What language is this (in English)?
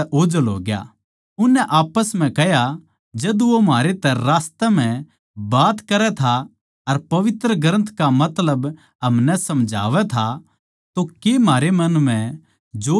Haryanvi